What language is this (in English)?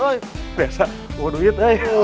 Indonesian